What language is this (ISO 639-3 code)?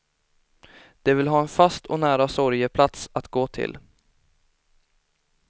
swe